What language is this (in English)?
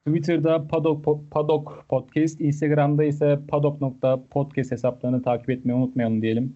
Turkish